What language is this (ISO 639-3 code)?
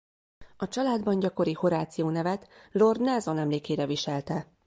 hun